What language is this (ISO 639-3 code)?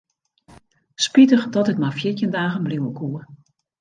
fry